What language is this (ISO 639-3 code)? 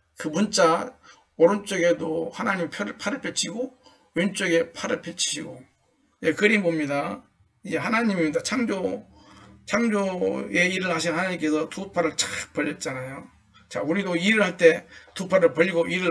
kor